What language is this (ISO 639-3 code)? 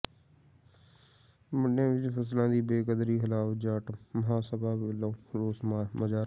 pan